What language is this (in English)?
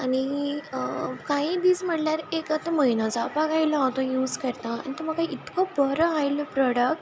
Konkani